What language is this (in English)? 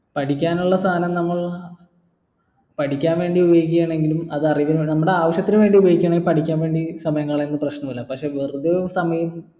Malayalam